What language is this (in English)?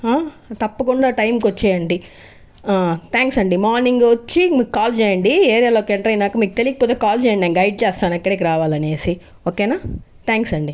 Telugu